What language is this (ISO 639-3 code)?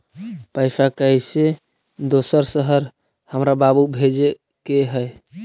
mag